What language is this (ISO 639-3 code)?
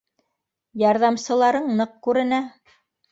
bak